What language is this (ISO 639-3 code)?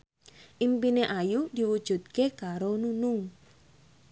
jav